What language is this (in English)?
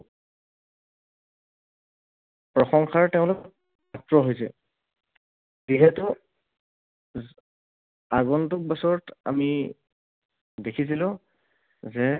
Assamese